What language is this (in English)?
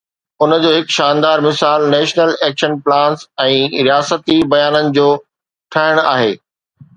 Sindhi